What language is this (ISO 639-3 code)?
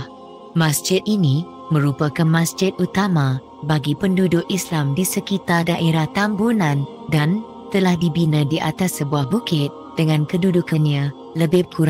msa